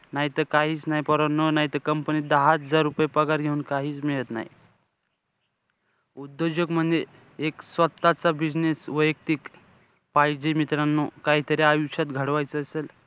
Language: Marathi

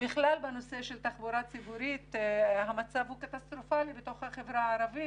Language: Hebrew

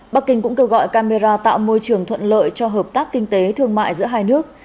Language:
Vietnamese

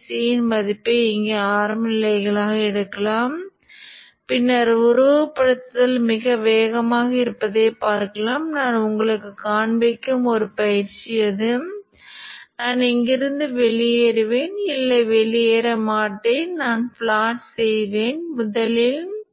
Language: Tamil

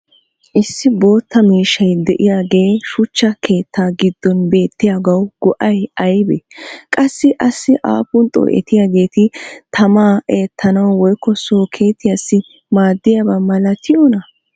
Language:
Wolaytta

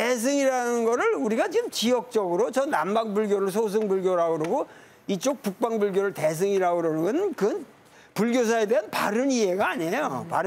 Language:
Korean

